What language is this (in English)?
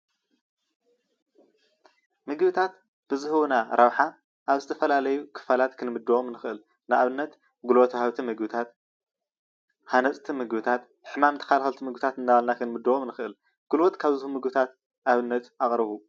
Tigrinya